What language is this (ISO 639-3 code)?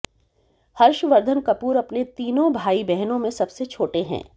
hin